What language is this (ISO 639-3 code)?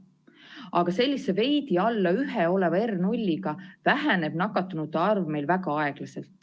est